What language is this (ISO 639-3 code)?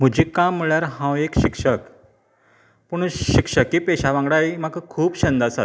kok